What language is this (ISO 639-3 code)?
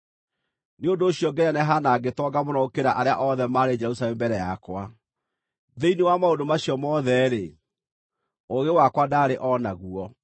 kik